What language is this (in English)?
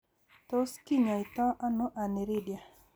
Kalenjin